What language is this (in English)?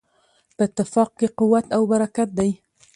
Pashto